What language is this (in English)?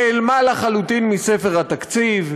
Hebrew